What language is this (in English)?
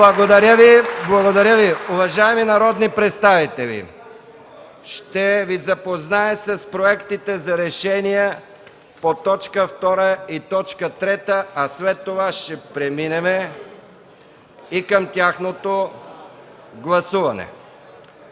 Bulgarian